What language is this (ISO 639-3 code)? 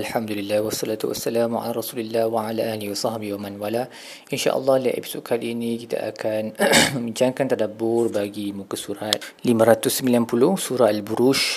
msa